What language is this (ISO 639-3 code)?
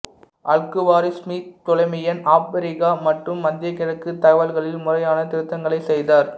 tam